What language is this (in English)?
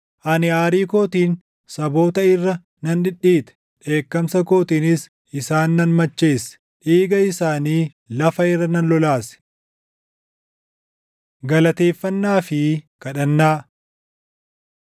Oromo